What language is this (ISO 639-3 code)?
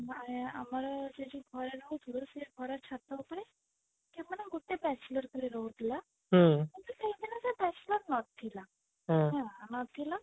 ori